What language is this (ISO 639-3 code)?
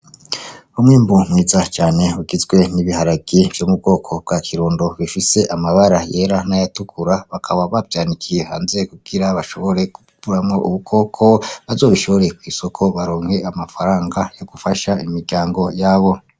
run